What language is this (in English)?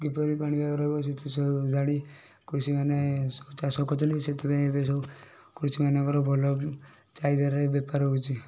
Odia